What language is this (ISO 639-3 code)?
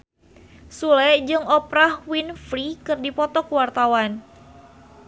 sun